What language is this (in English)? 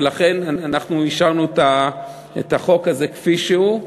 Hebrew